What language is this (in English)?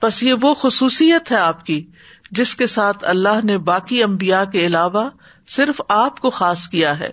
Urdu